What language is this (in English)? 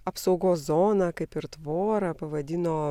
Lithuanian